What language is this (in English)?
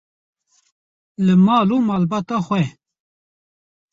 Kurdish